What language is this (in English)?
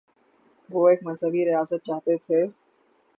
Urdu